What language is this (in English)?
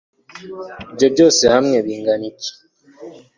Kinyarwanda